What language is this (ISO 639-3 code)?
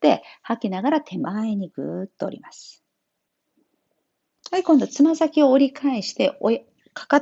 jpn